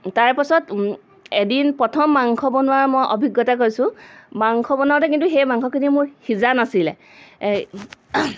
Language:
Assamese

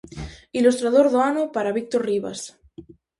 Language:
Galician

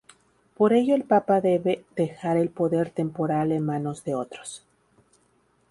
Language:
Spanish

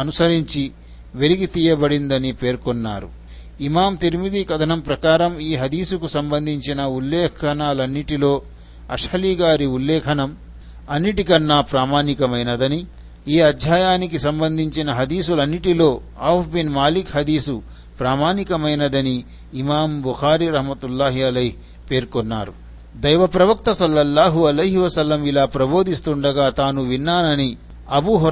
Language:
Telugu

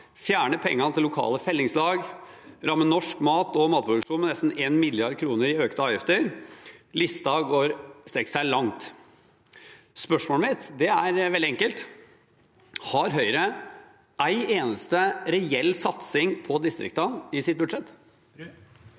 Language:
Norwegian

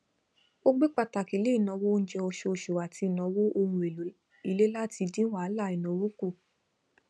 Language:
Yoruba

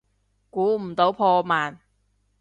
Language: Cantonese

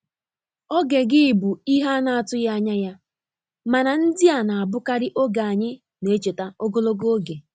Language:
Igbo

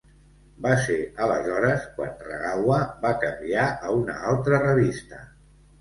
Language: Catalan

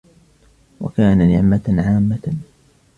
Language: Arabic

